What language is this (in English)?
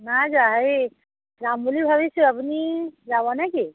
Assamese